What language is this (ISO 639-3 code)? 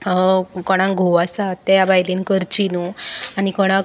kok